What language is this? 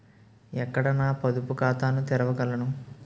Telugu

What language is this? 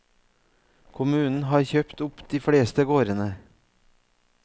Norwegian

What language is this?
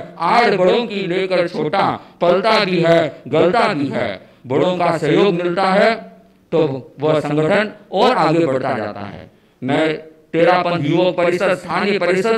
Hindi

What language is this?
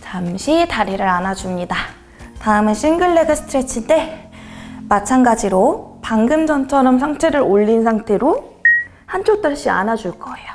Korean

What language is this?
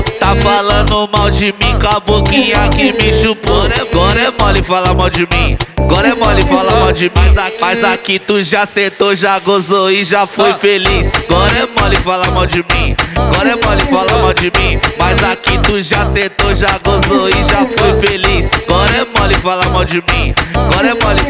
Portuguese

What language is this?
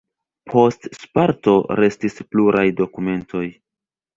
Esperanto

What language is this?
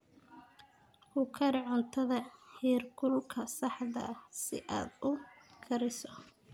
Somali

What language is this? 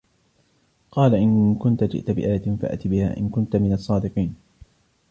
Arabic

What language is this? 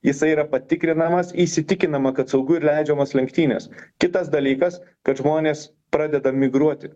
Lithuanian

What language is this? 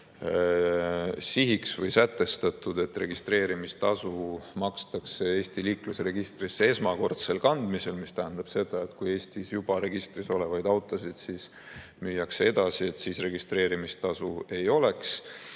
Estonian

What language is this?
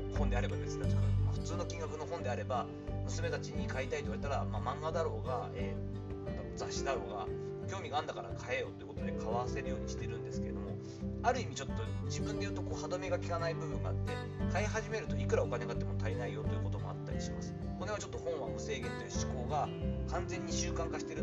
Japanese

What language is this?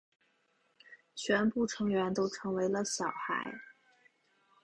Chinese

